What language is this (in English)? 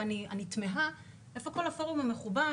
Hebrew